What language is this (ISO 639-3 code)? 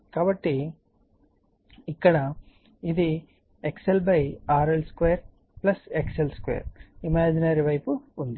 tel